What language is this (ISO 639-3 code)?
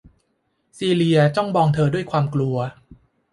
tha